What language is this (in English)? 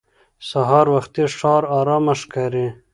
Pashto